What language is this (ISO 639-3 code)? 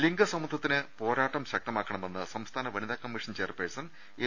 mal